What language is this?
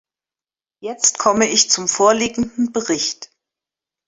German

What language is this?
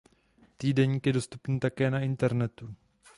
Czech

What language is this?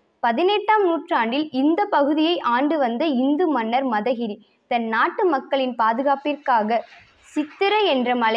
Tamil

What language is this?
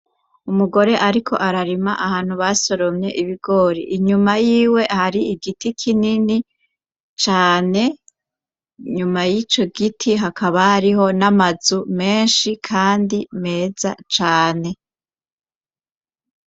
Rundi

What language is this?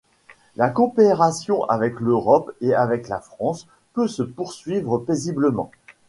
French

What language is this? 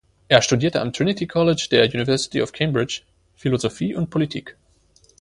German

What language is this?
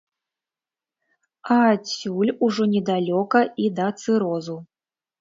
Belarusian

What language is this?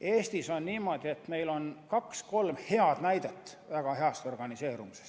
Estonian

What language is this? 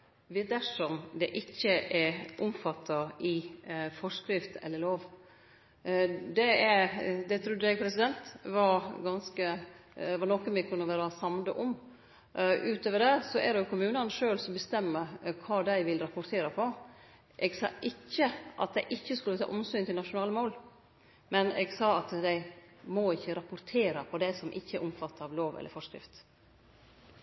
Norwegian Nynorsk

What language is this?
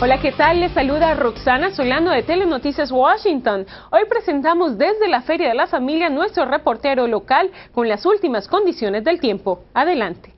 Spanish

